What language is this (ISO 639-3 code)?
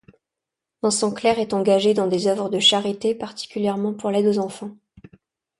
fra